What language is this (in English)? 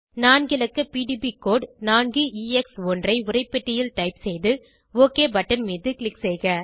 Tamil